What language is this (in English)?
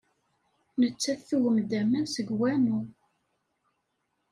Kabyle